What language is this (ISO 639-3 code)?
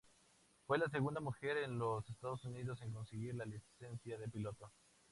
spa